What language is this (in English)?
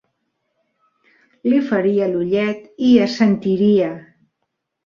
Catalan